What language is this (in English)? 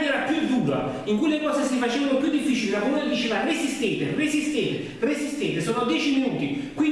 Italian